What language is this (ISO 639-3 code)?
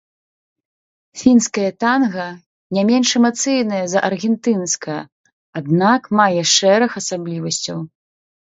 bel